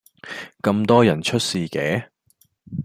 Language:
Cantonese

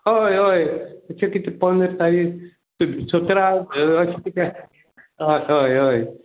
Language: Konkani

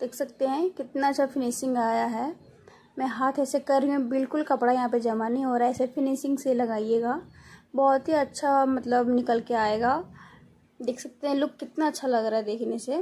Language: Hindi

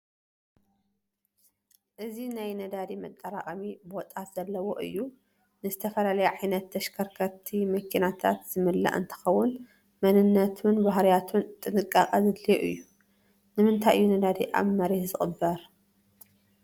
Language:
Tigrinya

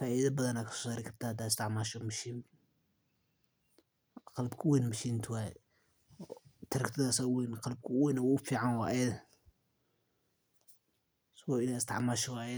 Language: Somali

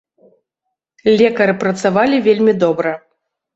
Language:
Belarusian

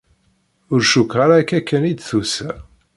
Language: Kabyle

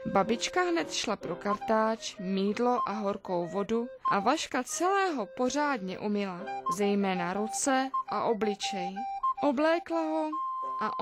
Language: Czech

